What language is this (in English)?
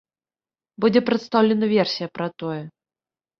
Belarusian